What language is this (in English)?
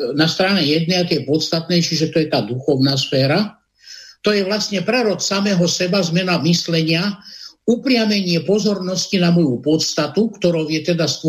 Slovak